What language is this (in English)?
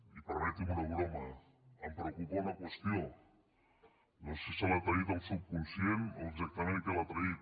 Catalan